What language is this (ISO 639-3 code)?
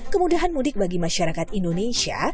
ind